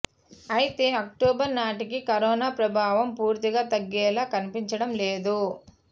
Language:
Telugu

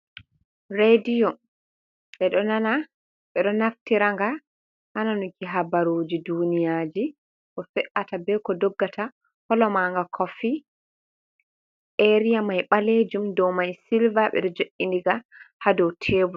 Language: Fula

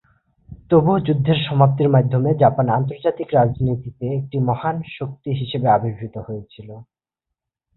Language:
Bangla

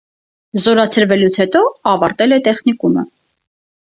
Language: Armenian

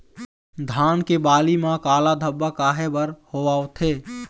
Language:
Chhattisgarhi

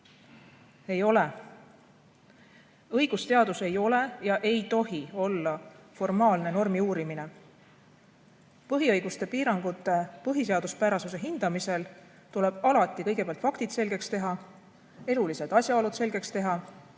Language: Estonian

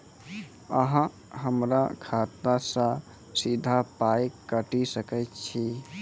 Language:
Maithili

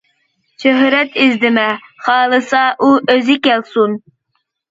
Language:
Uyghur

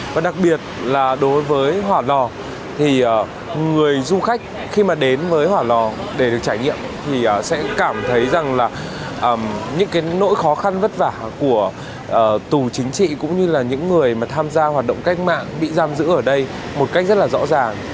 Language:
Vietnamese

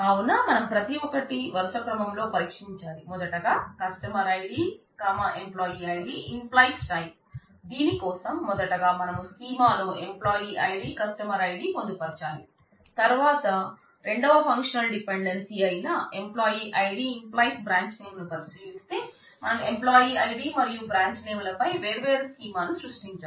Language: Telugu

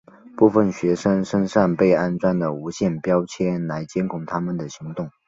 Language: Chinese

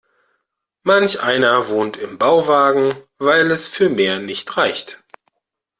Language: German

